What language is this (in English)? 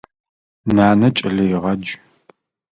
Adyghe